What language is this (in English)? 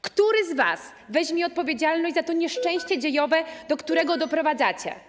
Polish